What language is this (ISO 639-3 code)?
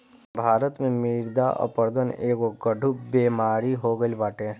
bho